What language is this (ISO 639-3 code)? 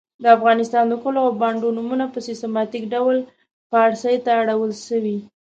pus